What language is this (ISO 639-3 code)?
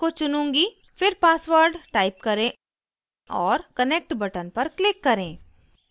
hin